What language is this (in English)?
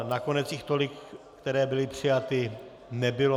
Czech